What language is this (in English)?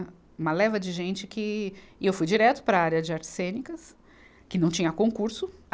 Portuguese